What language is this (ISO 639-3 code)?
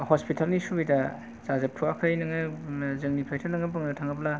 brx